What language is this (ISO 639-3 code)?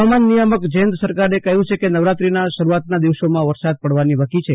guj